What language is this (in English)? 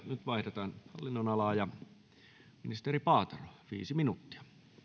Finnish